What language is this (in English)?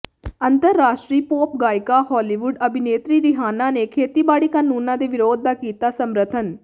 Punjabi